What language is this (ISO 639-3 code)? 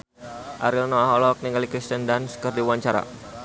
sun